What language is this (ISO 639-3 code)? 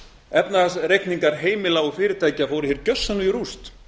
isl